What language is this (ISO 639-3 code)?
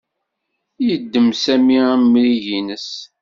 kab